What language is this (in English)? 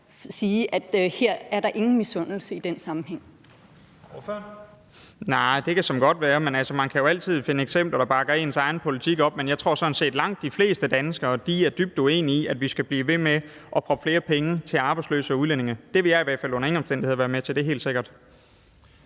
Danish